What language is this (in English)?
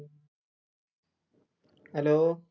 Malayalam